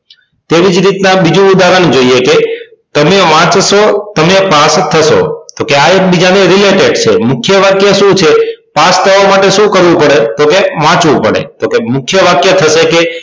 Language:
Gujarati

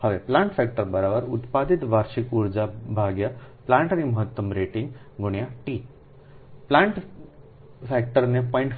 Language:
Gujarati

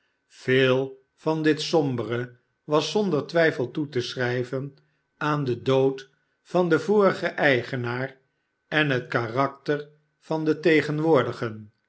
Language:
Dutch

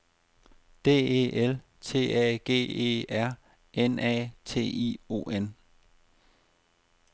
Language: Danish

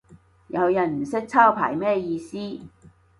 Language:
Cantonese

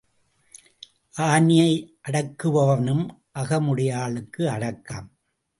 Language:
Tamil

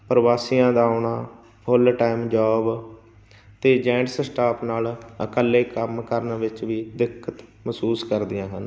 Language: Punjabi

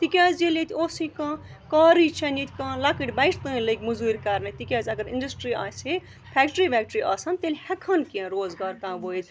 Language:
Kashmiri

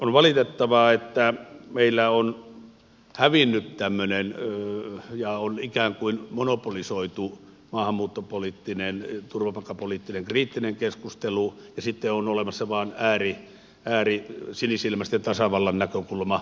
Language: Finnish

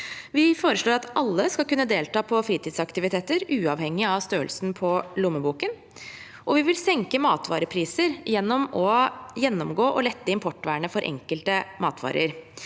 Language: Norwegian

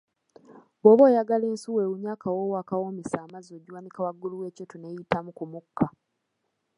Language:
Ganda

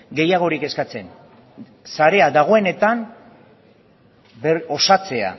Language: Basque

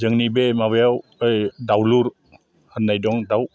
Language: Bodo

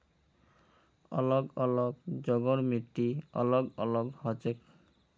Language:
Magahi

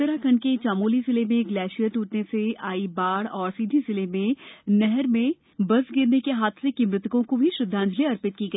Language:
Hindi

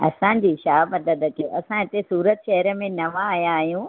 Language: Sindhi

